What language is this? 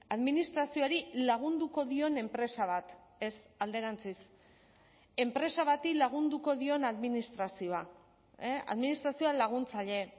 Basque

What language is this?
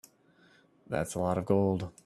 English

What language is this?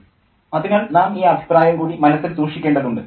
Malayalam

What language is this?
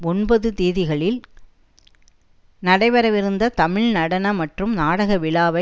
Tamil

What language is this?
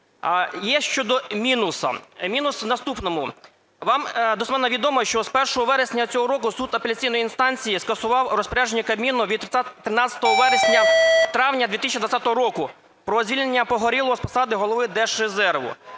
Ukrainian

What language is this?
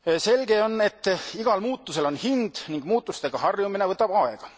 Estonian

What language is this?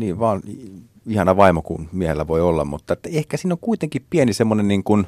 Finnish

